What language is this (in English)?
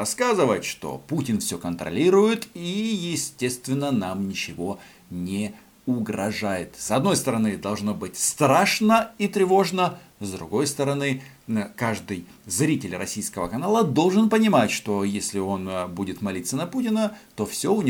Russian